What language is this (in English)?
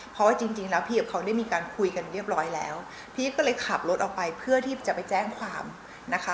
Thai